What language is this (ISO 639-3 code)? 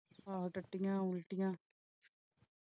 pan